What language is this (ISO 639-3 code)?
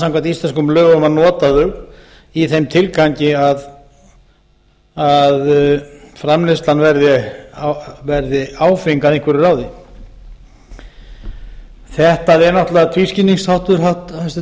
isl